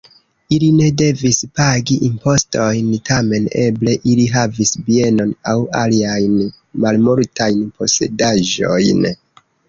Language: Esperanto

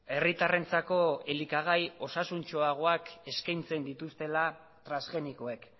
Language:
Basque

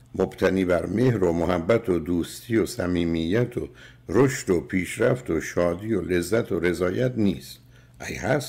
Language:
Persian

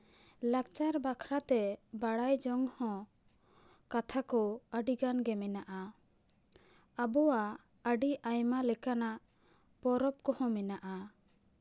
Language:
Santali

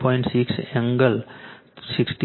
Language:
Gujarati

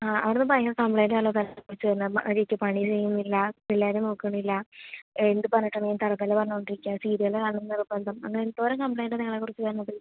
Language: Malayalam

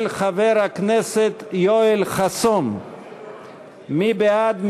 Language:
Hebrew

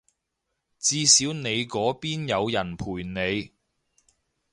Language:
Cantonese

